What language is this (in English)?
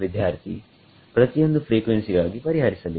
Kannada